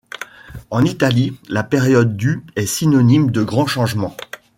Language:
French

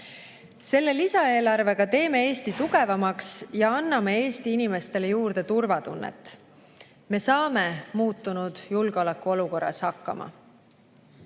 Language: Estonian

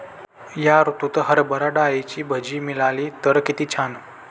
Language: Marathi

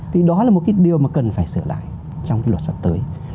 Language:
Vietnamese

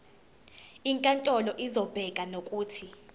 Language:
Zulu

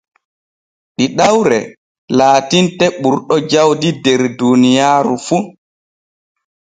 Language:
Borgu Fulfulde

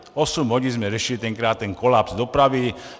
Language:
Czech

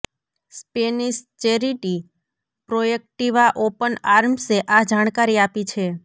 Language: Gujarati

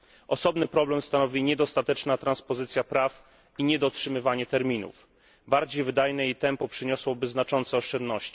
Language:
Polish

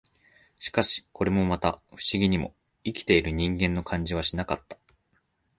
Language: Japanese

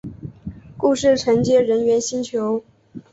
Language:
Chinese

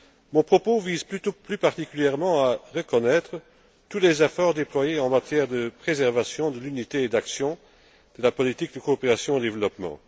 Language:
French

